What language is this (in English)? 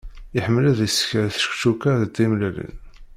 Kabyle